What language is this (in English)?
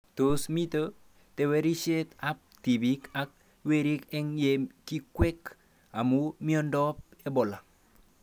Kalenjin